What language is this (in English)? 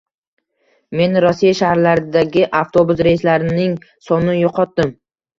Uzbek